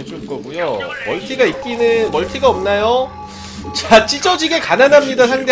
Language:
Korean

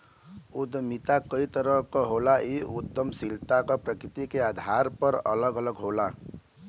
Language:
Bhojpuri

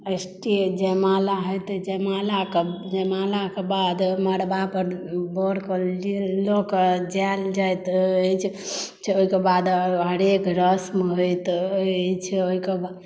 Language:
Maithili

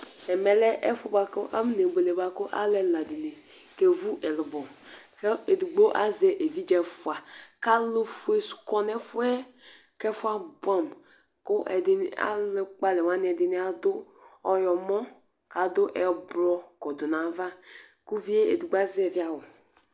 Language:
Ikposo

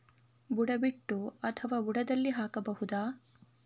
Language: Kannada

